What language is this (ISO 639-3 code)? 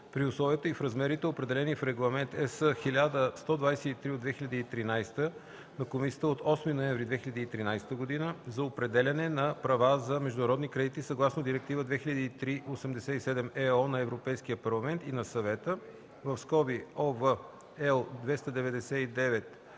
bul